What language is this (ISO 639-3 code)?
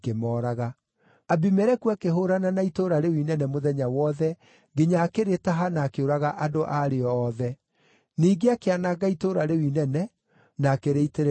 kik